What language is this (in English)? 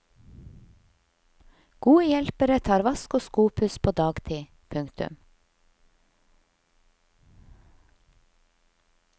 Norwegian